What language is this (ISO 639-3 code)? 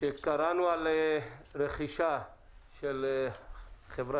heb